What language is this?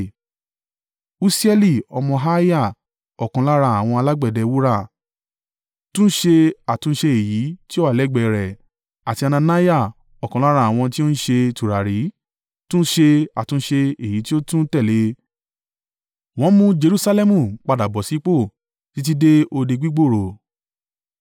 Yoruba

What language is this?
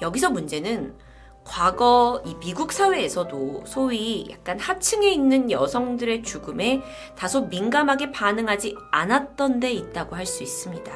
Korean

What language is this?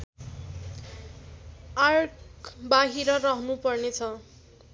Nepali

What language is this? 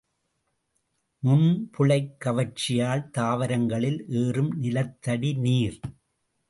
Tamil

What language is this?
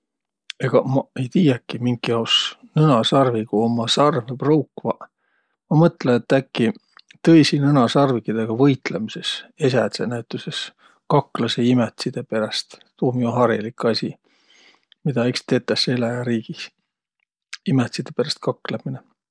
Võro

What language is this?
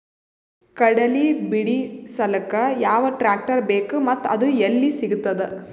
Kannada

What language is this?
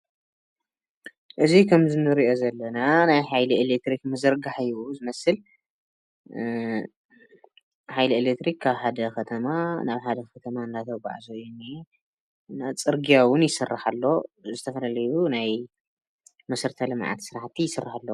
Tigrinya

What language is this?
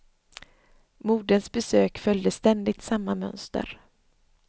Swedish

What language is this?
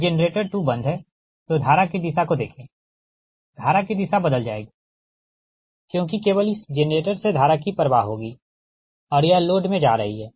Hindi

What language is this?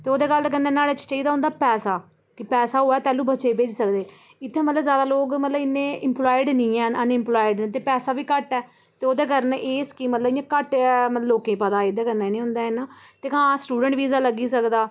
Dogri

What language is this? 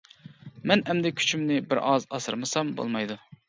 Uyghur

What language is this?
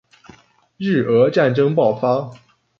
Chinese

